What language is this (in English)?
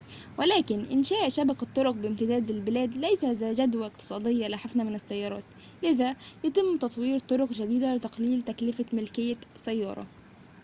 Arabic